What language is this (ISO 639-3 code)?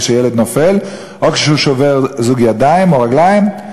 heb